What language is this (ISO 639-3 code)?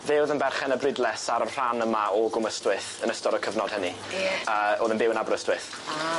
cym